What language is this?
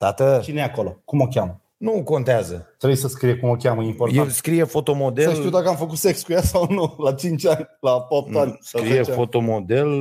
Romanian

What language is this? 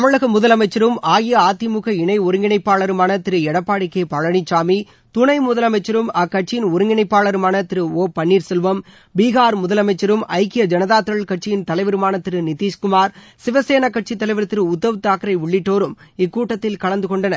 Tamil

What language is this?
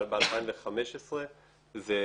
Hebrew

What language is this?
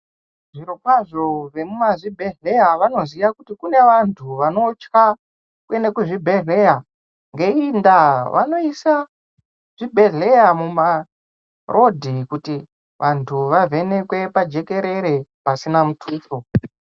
Ndau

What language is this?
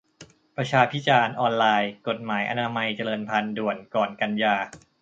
Thai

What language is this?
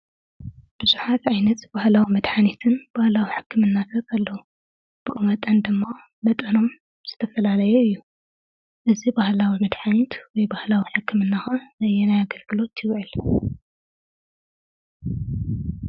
Tigrinya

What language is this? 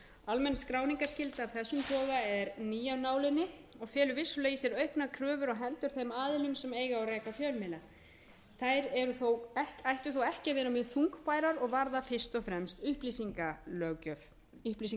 Icelandic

